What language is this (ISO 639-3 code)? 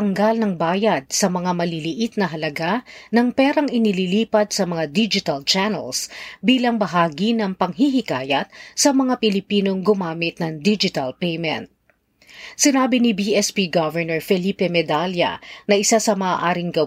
fil